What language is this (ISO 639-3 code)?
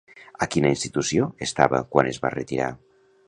cat